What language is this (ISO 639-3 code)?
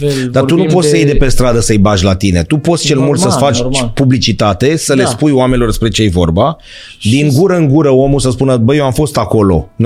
ron